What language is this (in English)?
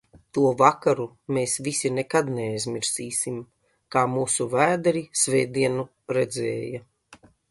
Latvian